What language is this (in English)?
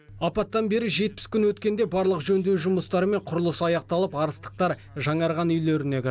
Kazakh